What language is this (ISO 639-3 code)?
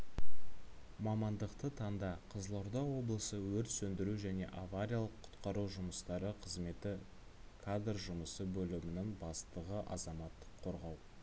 kaz